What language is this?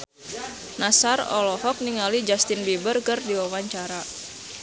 Sundanese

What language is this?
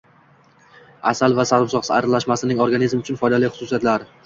Uzbek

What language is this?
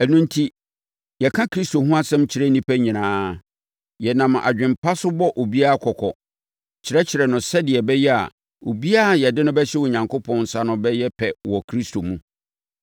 Akan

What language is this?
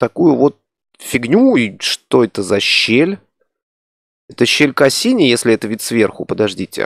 Russian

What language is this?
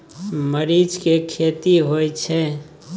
Maithili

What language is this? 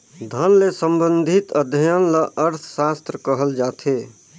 Chhattisgarhi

